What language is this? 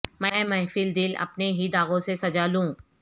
Urdu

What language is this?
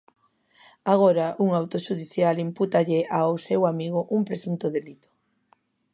Galician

